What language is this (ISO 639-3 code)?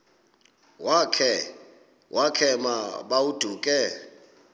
xho